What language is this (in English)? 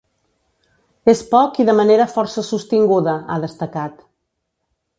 Catalan